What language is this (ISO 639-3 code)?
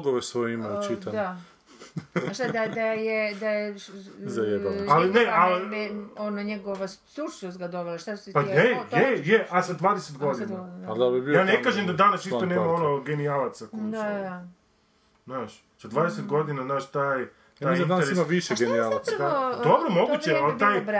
hrv